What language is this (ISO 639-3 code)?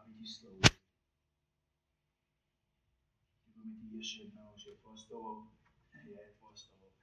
ces